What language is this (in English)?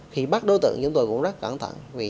Vietnamese